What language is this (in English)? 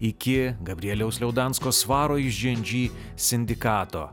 Lithuanian